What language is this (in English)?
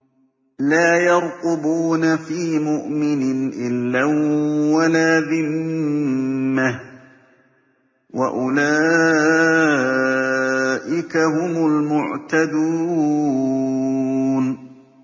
Arabic